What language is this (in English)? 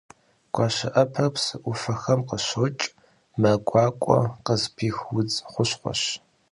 Kabardian